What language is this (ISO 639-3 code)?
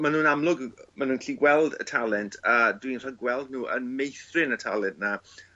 cym